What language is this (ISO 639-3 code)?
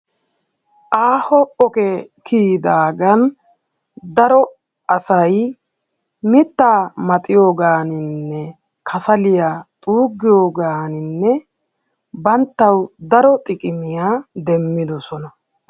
wal